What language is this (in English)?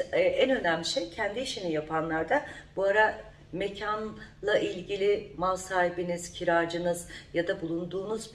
Turkish